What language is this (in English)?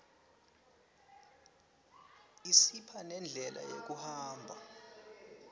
Swati